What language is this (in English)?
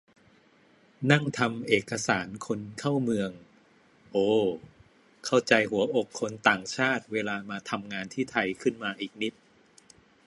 Thai